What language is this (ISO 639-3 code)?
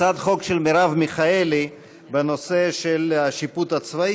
heb